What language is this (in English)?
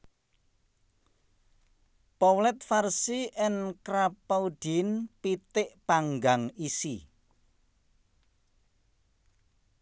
Javanese